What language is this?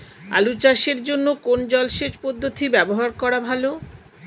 Bangla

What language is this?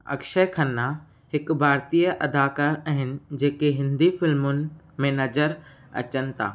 Sindhi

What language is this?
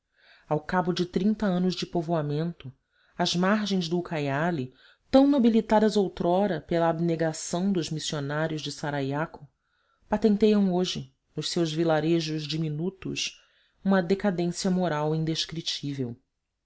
Portuguese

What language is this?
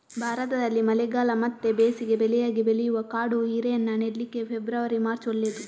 Kannada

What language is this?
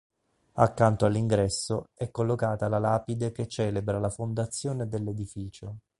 Italian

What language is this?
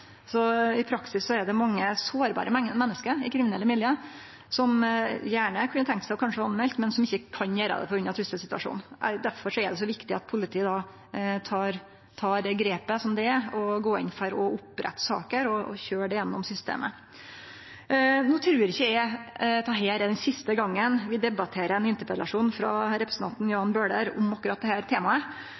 Norwegian Nynorsk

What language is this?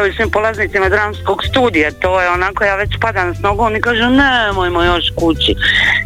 Croatian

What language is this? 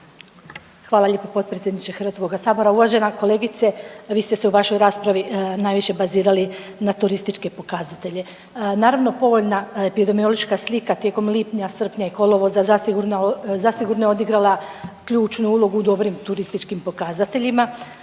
Croatian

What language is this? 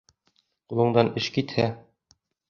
Bashkir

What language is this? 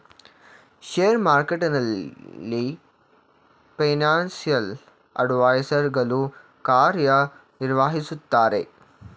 Kannada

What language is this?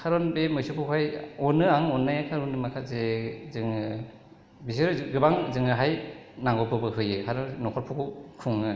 Bodo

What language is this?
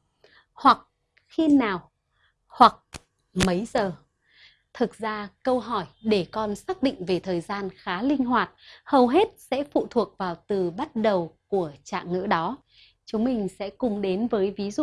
Vietnamese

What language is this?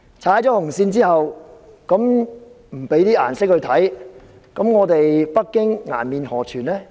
Cantonese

